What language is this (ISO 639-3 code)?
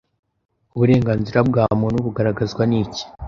kin